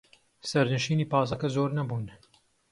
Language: Central Kurdish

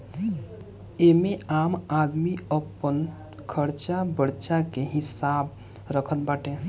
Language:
Bhojpuri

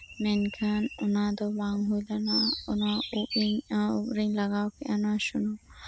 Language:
Santali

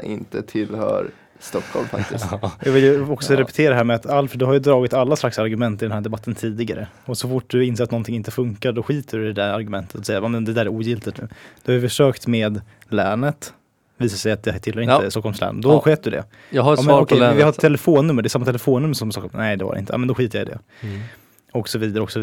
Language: Swedish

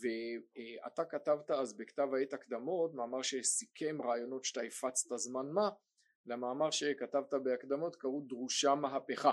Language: Hebrew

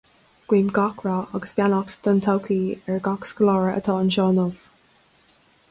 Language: Irish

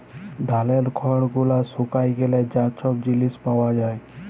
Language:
Bangla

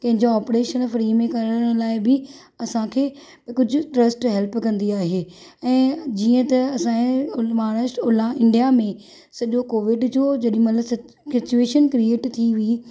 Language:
Sindhi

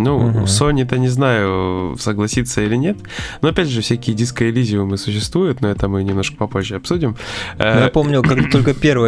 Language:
Russian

